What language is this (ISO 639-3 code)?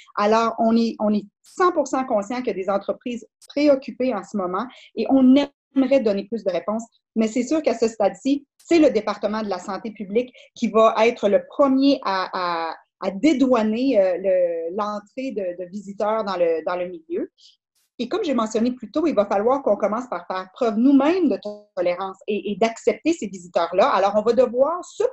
fra